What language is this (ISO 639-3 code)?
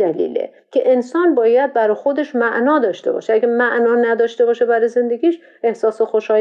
fas